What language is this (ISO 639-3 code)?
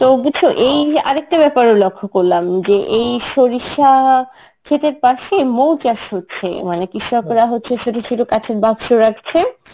ben